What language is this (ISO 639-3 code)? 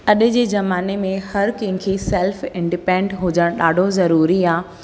snd